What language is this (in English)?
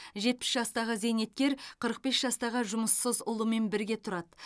Kazakh